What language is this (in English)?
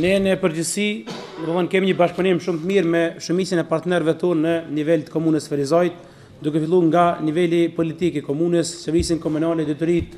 Romanian